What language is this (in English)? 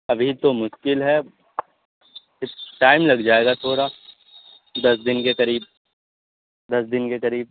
Urdu